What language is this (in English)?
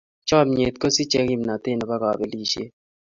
Kalenjin